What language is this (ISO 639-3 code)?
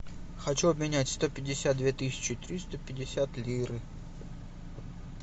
rus